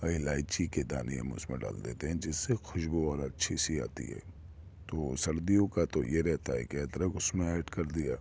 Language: Urdu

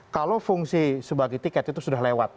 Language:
Indonesian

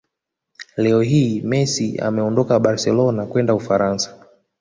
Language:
Swahili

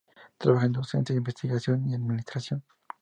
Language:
Spanish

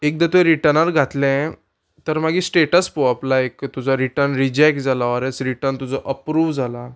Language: Konkani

